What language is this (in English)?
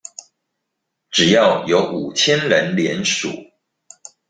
Chinese